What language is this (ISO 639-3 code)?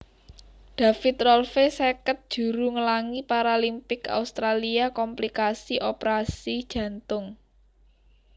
jav